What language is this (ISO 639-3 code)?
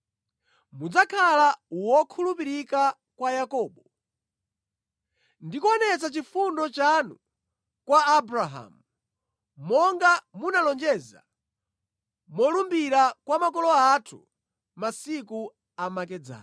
nya